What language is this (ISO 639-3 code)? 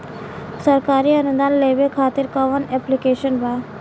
bho